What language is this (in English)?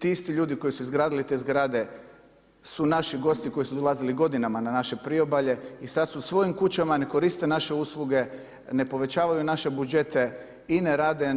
Croatian